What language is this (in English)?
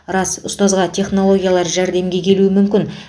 Kazakh